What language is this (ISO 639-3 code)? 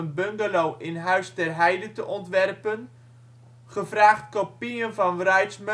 nld